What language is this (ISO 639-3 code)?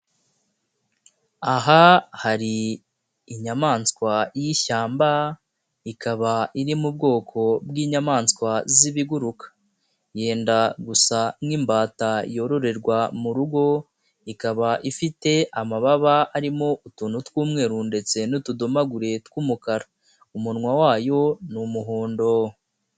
kin